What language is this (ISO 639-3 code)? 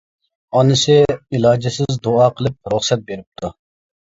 uig